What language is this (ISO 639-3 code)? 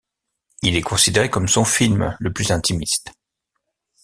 fra